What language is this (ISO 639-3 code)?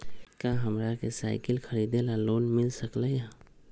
mag